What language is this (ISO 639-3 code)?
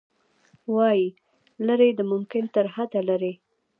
pus